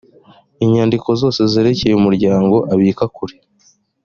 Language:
Kinyarwanda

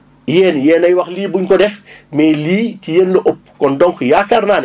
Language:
Wolof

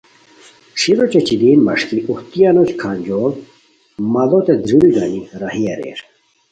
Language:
Khowar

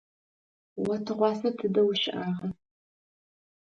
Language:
Adyghe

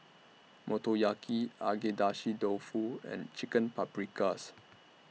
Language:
English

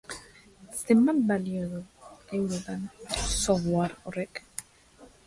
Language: Basque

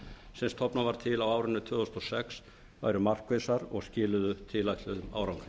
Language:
Icelandic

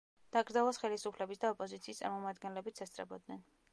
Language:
Georgian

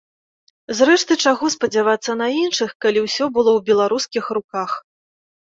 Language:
Belarusian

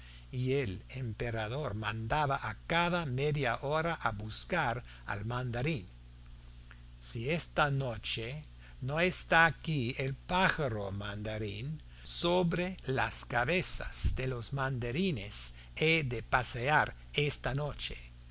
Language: Spanish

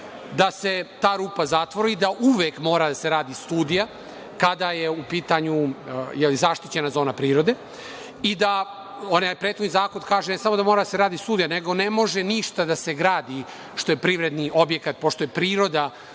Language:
Serbian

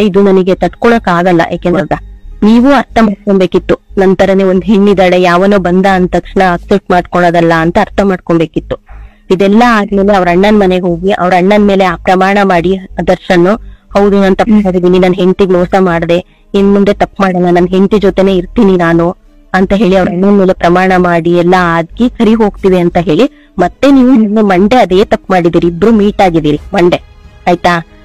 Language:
Kannada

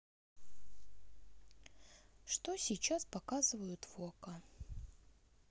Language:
Russian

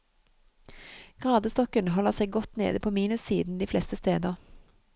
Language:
Norwegian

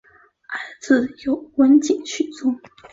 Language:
Chinese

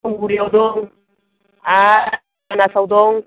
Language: Bodo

